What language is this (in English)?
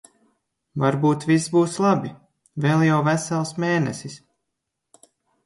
Latvian